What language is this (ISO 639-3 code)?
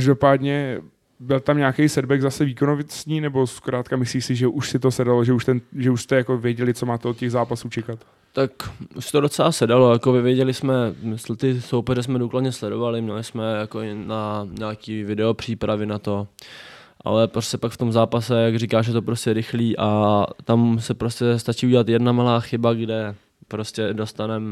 ces